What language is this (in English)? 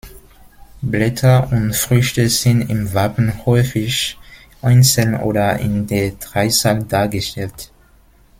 German